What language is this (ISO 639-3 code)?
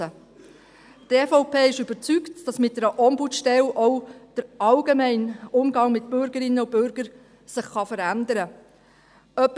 gsw